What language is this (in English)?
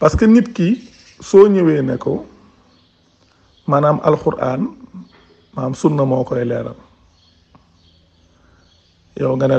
French